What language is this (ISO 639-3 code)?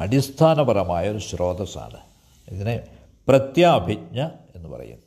mal